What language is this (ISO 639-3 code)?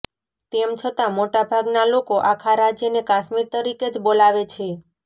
guj